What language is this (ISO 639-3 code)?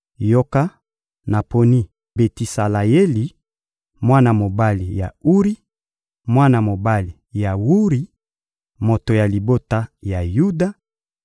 lin